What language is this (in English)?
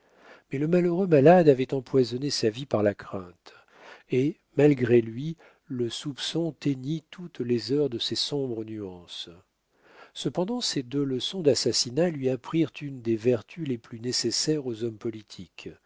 French